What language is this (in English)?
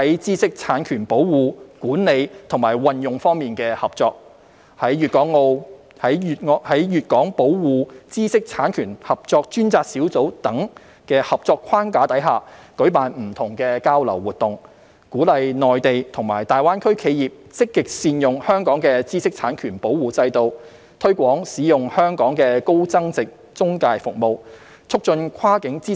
Cantonese